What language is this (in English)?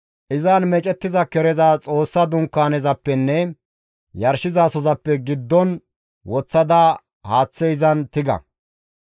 Gamo